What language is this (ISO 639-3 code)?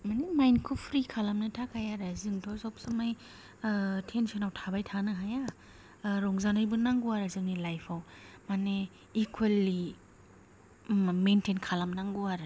brx